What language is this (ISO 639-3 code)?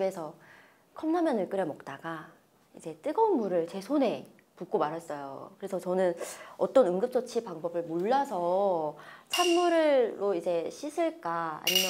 kor